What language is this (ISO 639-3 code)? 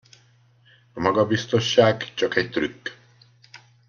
hun